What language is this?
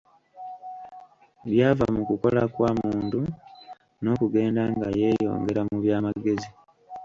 Ganda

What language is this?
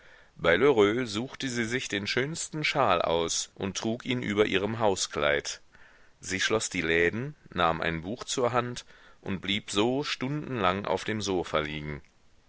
German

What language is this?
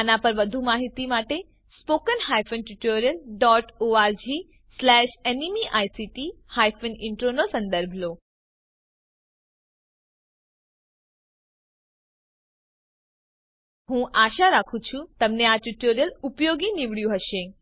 Gujarati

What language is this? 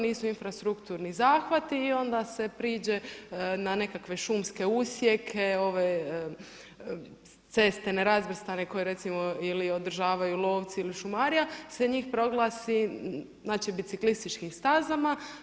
Croatian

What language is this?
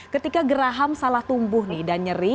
Indonesian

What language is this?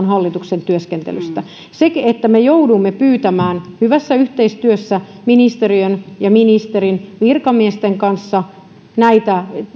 Finnish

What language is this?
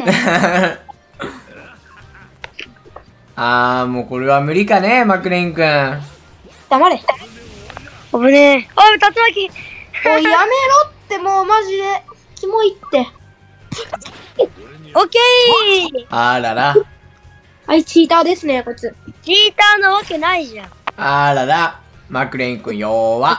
Japanese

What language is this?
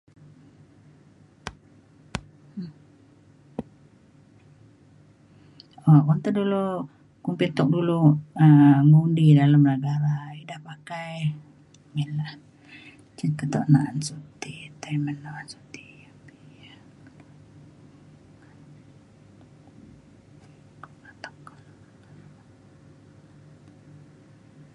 Mainstream Kenyah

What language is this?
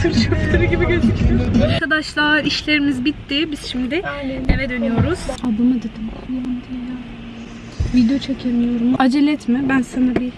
Turkish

